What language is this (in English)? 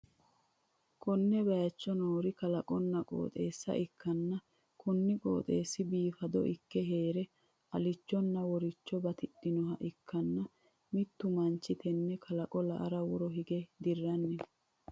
Sidamo